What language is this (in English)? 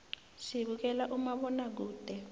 South Ndebele